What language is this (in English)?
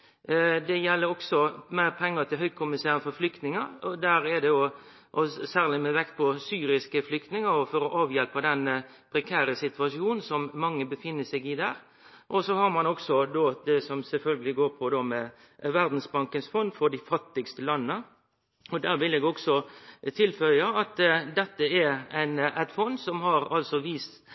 Norwegian Nynorsk